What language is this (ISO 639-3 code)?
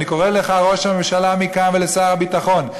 heb